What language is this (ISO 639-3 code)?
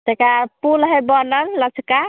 mai